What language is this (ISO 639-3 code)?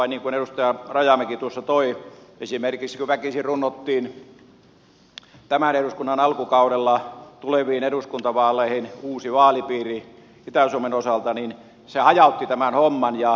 fin